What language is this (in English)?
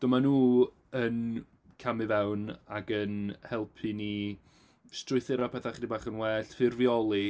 Welsh